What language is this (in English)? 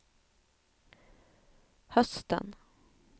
Swedish